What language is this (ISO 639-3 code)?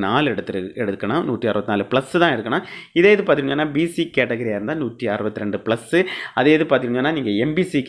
ara